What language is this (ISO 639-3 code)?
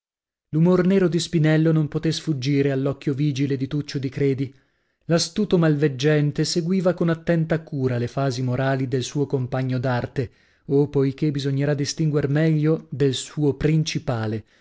ita